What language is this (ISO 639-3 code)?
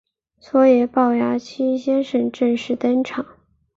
zho